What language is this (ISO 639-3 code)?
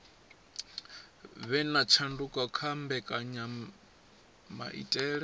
ven